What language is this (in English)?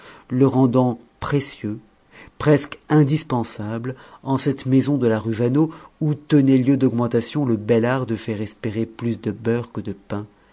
French